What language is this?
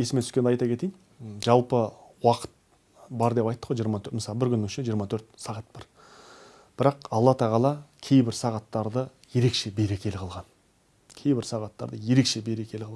Turkish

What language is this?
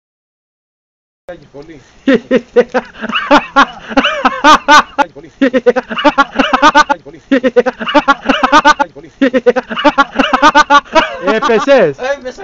Greek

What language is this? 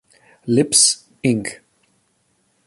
German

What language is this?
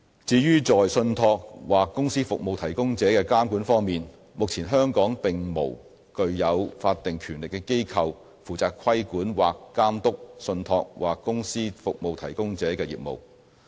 Cantonese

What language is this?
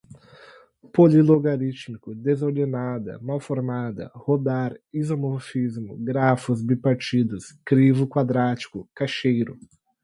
Portuguese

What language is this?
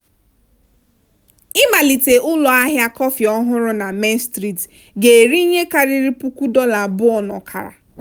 Igbo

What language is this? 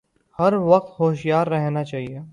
Urdu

